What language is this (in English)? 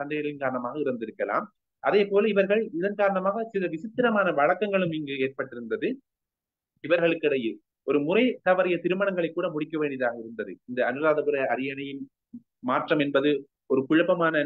Tamil